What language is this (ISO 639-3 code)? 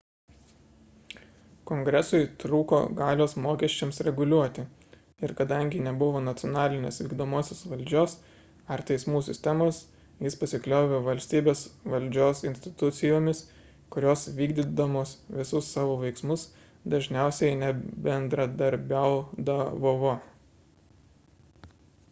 lit